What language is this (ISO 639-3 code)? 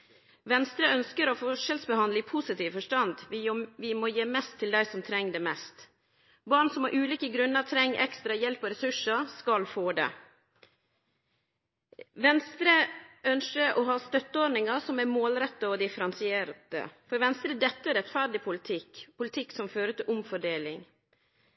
nno